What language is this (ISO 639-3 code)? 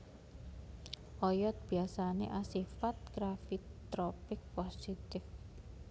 jav